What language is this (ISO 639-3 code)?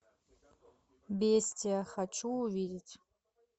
rus